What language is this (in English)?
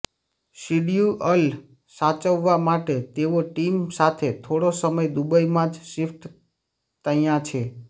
Gujarati